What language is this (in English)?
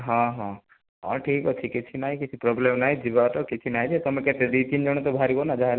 Odia